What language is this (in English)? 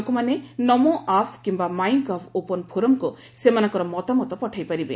Odia